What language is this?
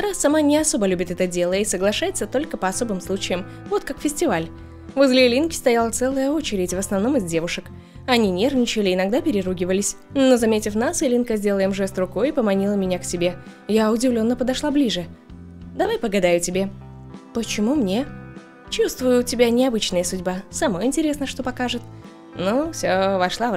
Russian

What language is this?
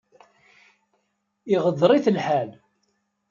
Kabyle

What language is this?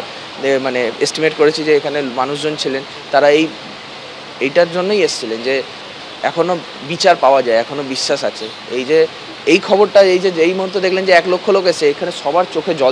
Turkish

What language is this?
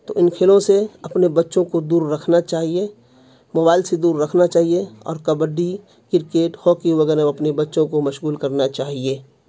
Urdu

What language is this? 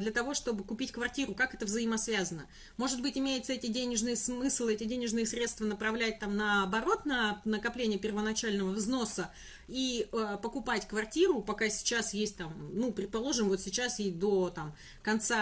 Russian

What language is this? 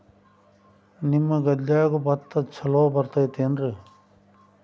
Kannada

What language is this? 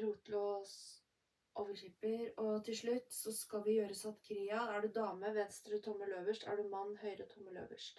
Norwegian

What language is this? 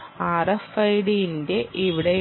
Malayalam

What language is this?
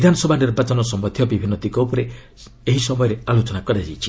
Odia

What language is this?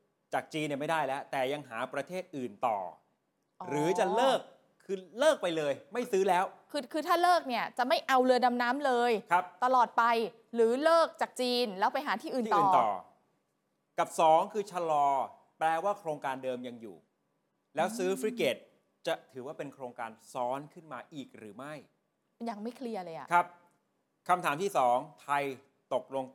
Thai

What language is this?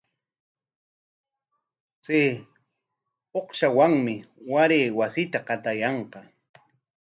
Corongo Ancash Quechua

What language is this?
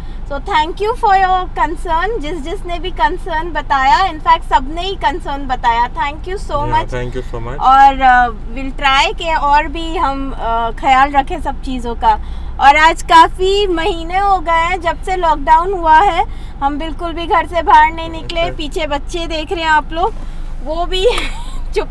Hindi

